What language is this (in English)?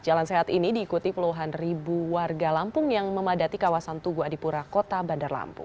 Indonesian